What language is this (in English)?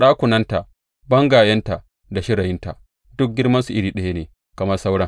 Hausa